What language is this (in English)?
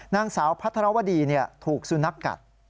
Thai